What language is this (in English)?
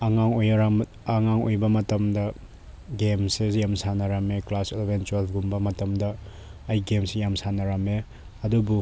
Manipuri